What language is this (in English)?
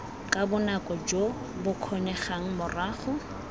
Tswana